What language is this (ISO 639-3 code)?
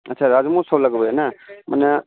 mai